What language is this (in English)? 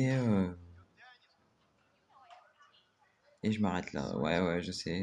French